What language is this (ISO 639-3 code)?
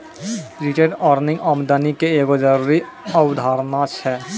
mai